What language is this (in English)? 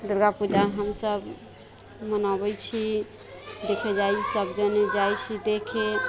Maithili